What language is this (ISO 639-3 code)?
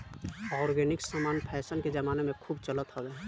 bho